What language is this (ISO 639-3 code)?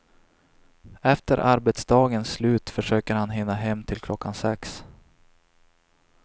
swe